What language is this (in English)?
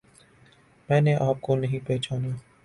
Urdu